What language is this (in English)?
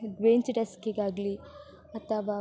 Kannada